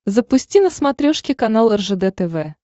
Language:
Russian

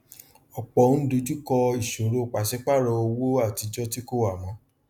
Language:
Yoruba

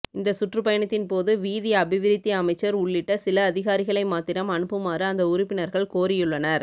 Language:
Tamil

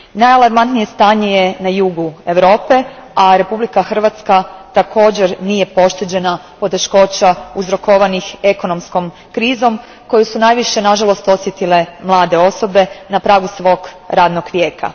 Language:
Croatian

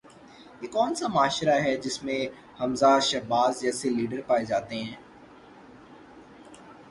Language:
Urdu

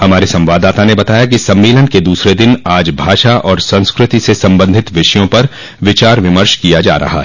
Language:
Hindi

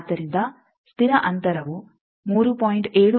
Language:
Kannada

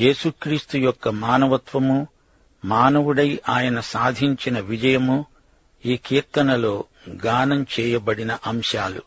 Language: Telugu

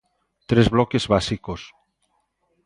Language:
Galician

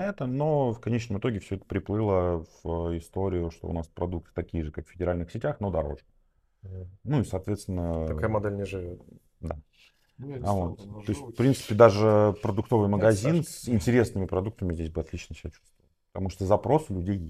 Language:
Russian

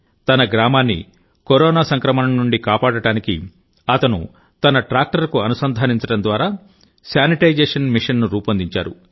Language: Telugu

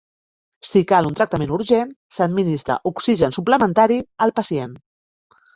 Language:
Catalan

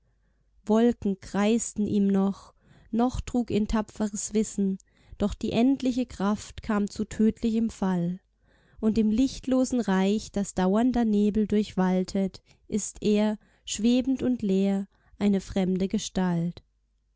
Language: German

